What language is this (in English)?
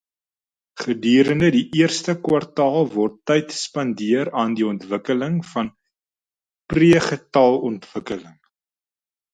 Afrikaans